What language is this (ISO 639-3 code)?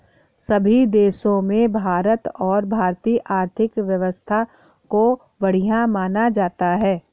hin